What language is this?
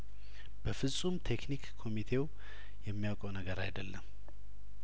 Amharic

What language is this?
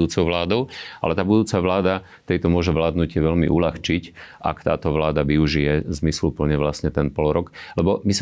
Slovak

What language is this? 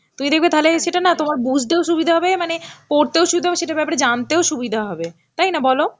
Bangla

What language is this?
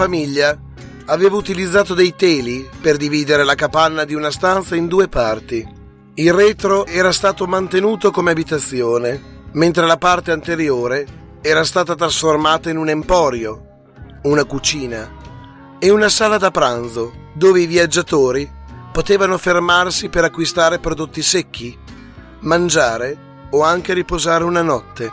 Italian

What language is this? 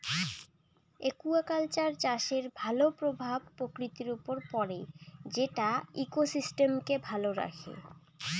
Bangla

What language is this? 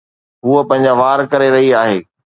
Sindhi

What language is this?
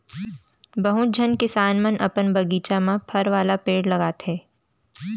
Chhattisgarhi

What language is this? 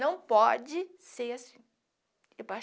Portuguese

